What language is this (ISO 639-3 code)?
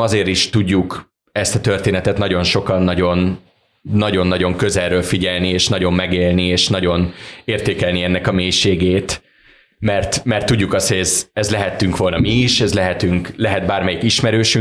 hun